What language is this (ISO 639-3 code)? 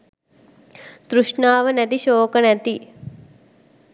sin